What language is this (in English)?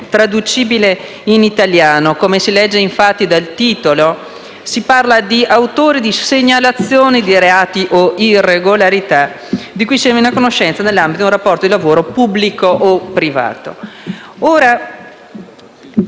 Italian